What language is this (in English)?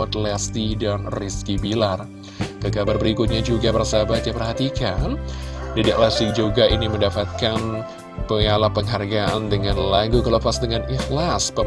Indonesian